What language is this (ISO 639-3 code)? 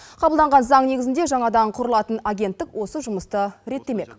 kaz